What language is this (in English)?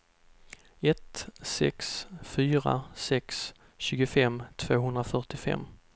Swedish